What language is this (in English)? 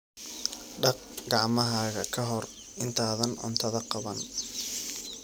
Somali